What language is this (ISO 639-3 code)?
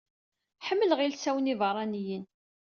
kab